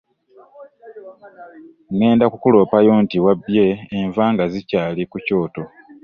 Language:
Ganda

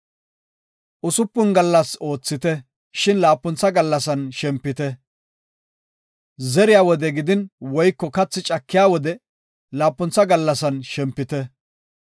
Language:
Gofa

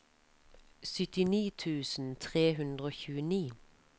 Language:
Norwegian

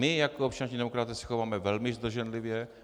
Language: Czech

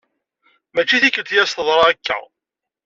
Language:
Kabyle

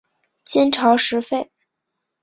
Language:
Chinese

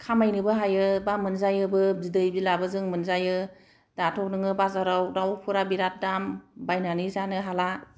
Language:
Bodo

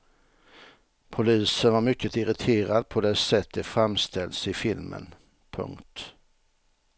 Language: Swedish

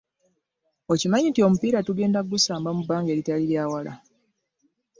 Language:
Ganda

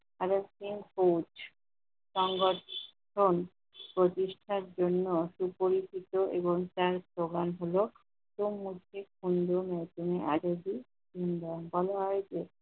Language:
Bangla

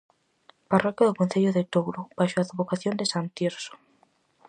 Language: Galician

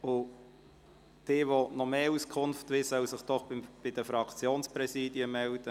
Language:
Swiss German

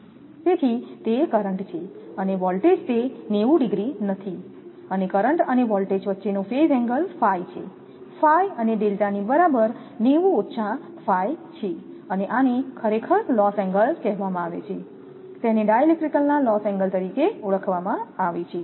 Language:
Gujarati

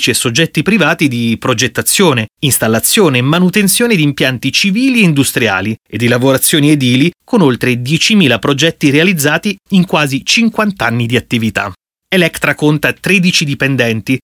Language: Italian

